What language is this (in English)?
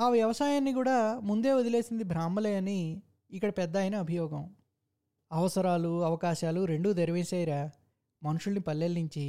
Telugu